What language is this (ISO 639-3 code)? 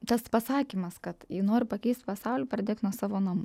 lit